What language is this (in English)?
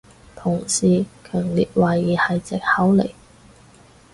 Cantonese